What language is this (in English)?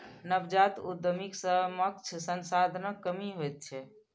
Maithili